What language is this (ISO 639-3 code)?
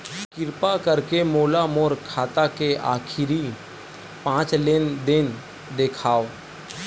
hne